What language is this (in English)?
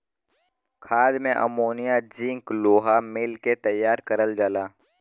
Bhojpuri